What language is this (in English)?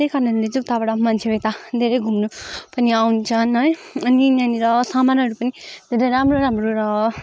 Nepali